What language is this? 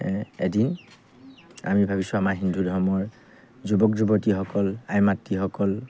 Assamese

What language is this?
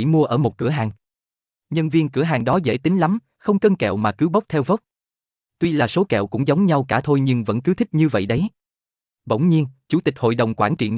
Vietnamese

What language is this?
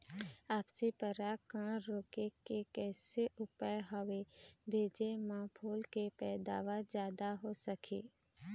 Chhattisgarhi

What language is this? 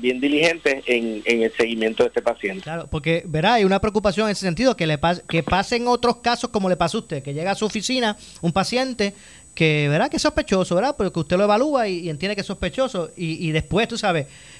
Spanish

